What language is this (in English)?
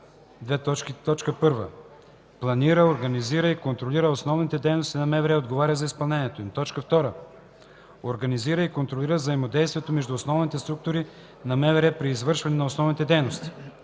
Bulgarian